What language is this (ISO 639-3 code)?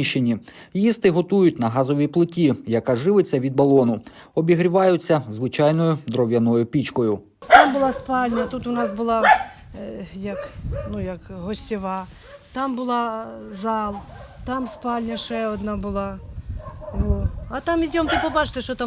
ukr